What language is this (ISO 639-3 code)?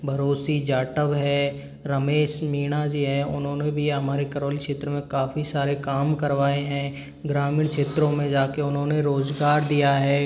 hin